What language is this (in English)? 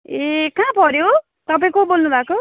Nepali